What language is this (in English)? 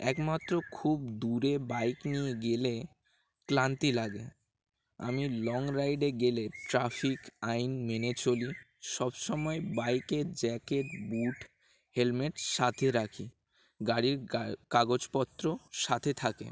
Bangla